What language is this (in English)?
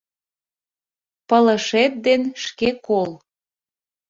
Mari